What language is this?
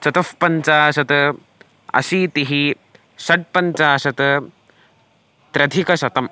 Sanskrit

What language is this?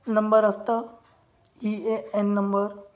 Marathi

